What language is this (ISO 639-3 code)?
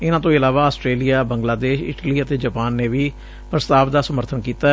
pan